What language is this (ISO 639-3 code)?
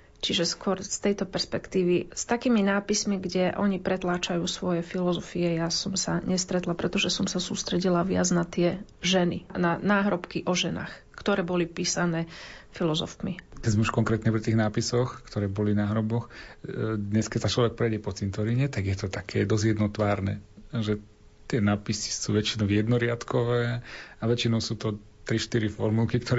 slk